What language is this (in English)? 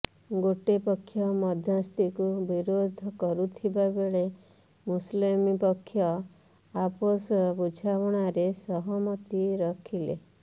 Odia